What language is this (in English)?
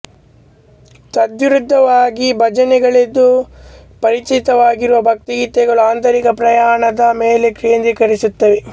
Kannada